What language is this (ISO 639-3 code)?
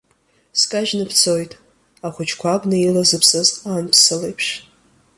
abk